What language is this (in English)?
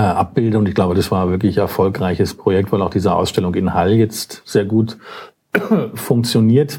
German